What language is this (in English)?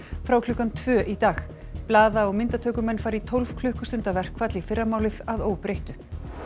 Icelandic